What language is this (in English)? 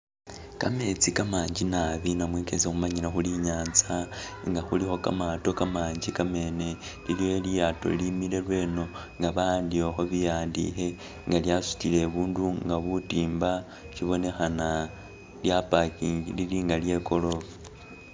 Masaaba